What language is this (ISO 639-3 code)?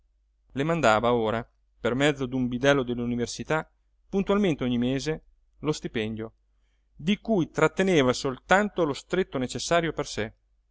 ita